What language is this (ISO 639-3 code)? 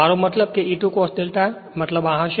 guj